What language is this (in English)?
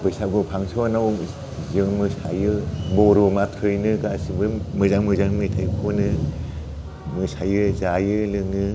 Bodo